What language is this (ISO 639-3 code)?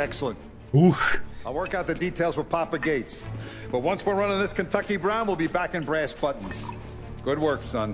pol